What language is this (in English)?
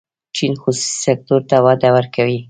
Pashto